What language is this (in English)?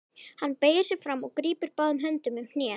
Icelandic